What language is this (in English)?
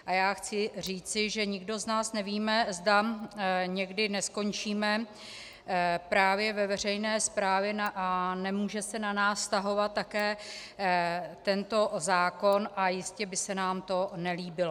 Czech